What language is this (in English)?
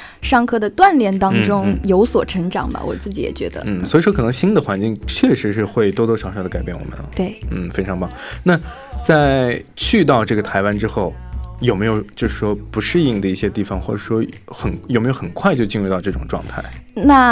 Chinese